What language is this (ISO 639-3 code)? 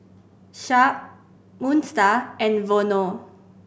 eng